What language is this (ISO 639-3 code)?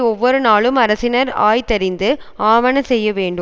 tam